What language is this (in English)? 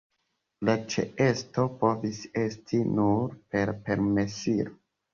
Esperanto